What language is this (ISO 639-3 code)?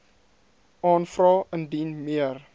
afr